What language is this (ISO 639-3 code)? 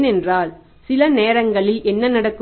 tam